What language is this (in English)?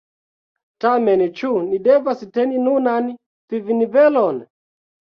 Esperanto